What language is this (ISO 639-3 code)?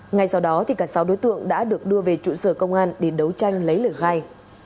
vie